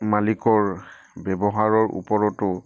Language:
Assamese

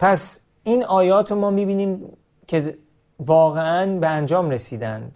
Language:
Persian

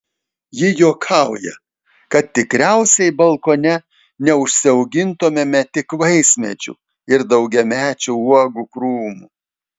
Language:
Lithuanian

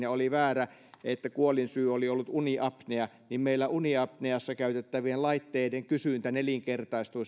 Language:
Finnish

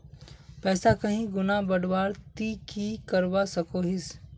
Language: Magahi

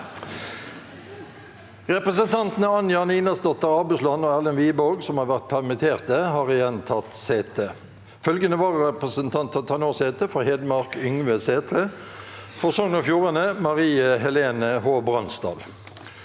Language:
Norwegian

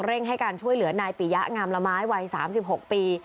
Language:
Thai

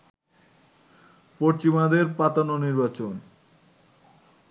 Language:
Bangla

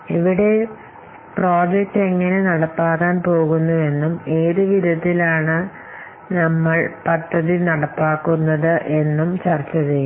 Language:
Malayalam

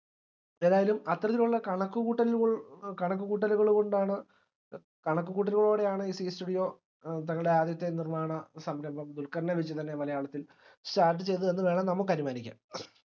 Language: Malayalam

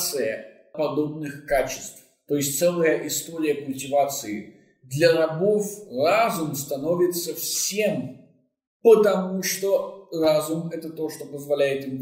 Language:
Russian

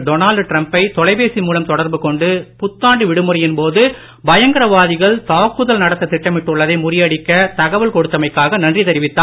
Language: Tamil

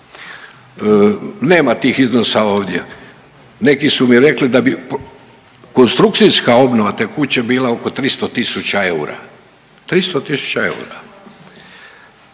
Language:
Croatian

